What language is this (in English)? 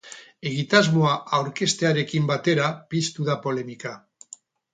Basque